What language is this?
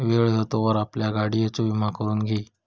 Marathi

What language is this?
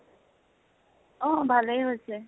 Assamese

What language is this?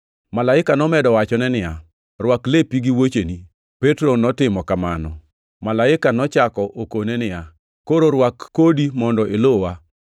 Luo (Kenya and Tanzania)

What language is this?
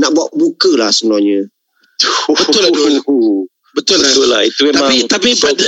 Malay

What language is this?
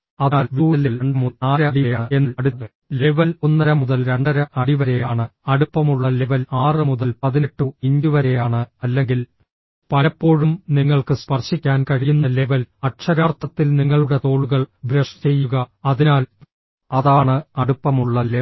Malayalam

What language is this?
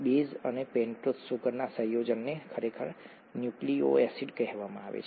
Gujarati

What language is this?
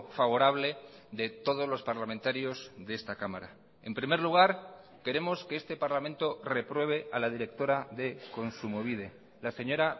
Spanish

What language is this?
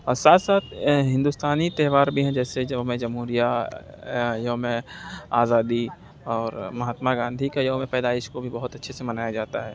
Urdu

